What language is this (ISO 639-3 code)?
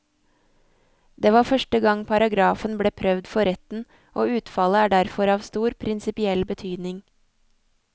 nor